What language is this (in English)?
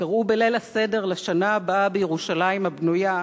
Hebrew